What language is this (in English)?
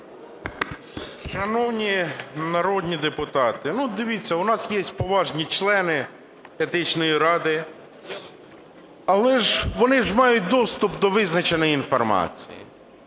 Ukrainian